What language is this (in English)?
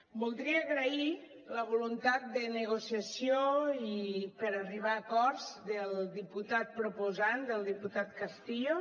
Catalan